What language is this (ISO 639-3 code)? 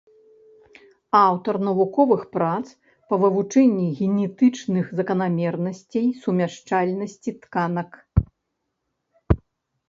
bel